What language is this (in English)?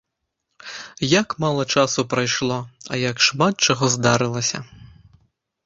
Belarusian